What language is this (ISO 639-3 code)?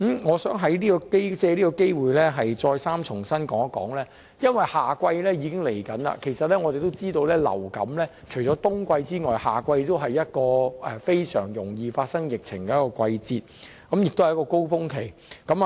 yue